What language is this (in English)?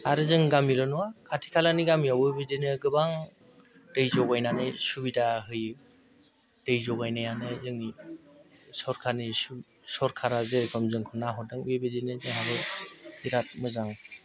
Bodo